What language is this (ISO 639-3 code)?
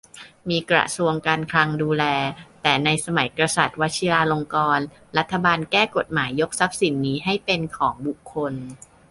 tha